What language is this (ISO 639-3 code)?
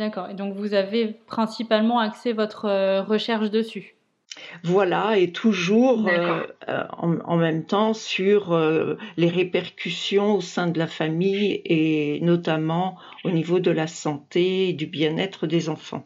fra